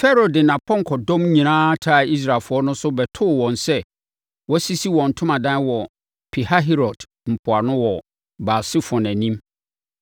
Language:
Akan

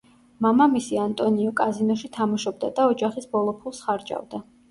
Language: Georgian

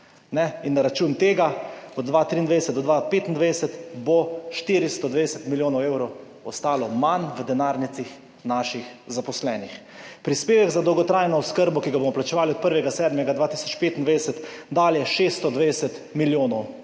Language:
Slovenian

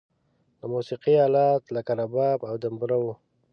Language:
Pashto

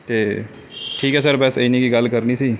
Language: Punjabi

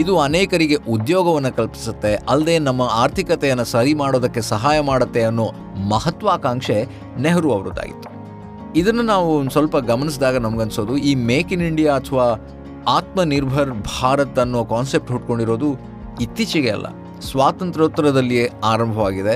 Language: Kannada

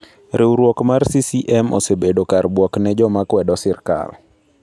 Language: Luo (Kenya and Tanzania)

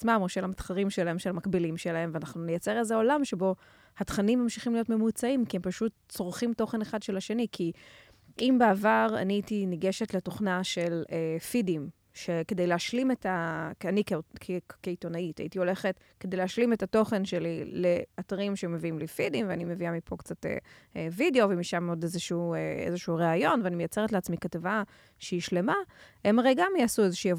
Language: Hebrew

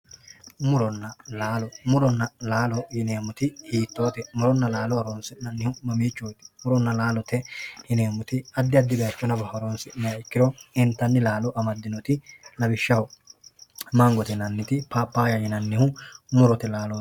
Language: Sidamo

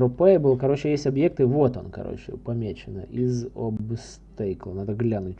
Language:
Russian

